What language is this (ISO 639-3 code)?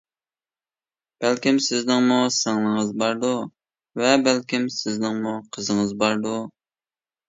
uig